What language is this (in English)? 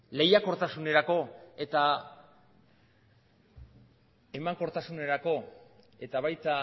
Basque